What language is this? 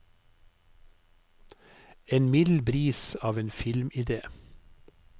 Norwegian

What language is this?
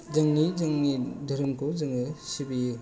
Bodo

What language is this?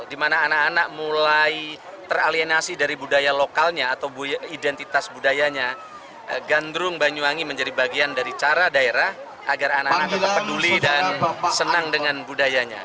Indonesian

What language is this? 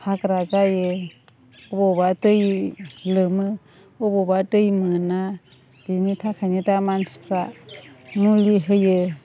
Bodo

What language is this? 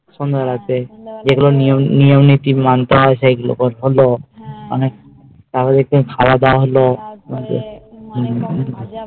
Bangla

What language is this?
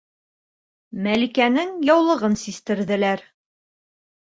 Bashkir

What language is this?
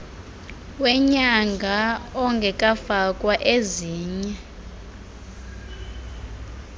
Xhosa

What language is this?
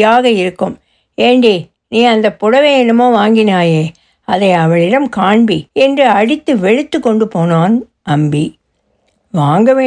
Tamil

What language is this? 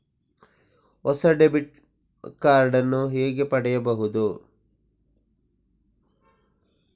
Kannada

